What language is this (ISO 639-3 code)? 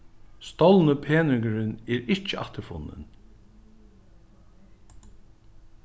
fao